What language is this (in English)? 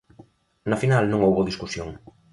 Galician